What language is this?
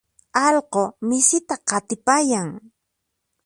Puno Quechua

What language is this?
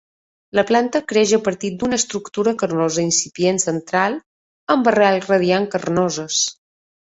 Catalan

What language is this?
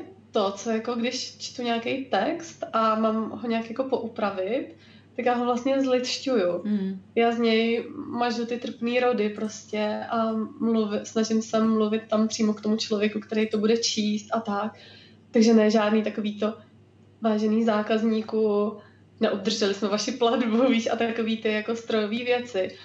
Czech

